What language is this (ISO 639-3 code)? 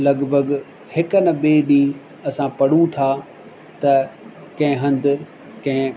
snd